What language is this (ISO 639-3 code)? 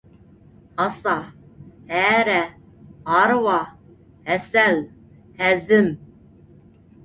uig